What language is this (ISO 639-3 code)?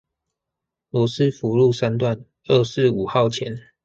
zho